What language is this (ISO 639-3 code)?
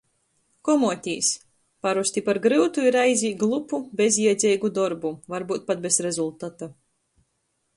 ltg